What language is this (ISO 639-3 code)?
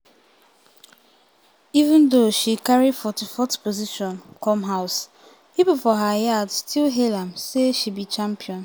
pcm